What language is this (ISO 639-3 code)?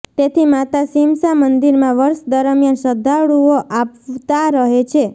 guj